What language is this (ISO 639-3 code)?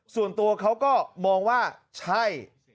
tha